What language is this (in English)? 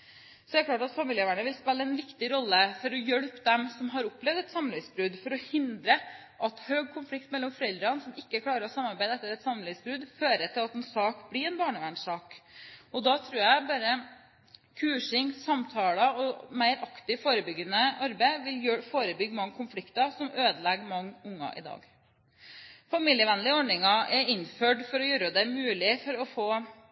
Norwegian Bokmål